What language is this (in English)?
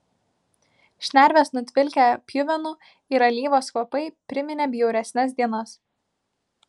Lithuanian